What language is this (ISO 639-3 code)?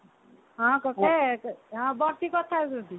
ori